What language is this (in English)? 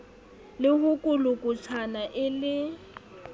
Southern Sotho